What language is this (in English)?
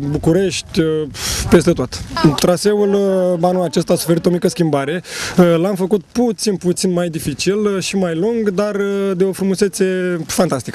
Romanian